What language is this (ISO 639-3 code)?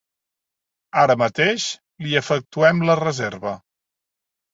cat